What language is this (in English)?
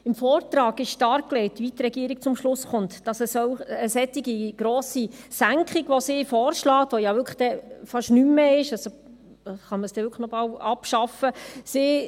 Swiss German